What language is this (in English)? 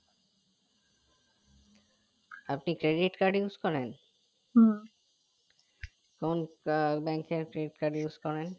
Bangla